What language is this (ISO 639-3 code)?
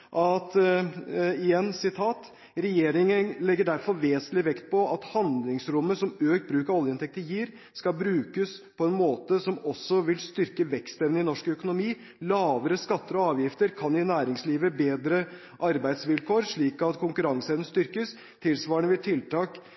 nob